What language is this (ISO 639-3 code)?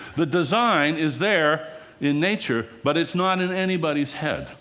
eng